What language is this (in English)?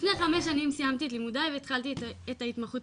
Hebrew